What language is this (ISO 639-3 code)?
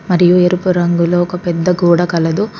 tel